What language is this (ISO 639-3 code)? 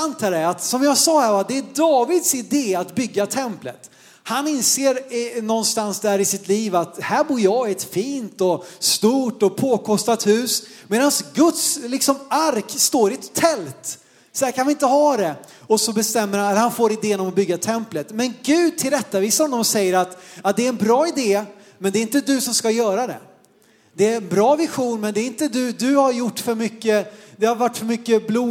swe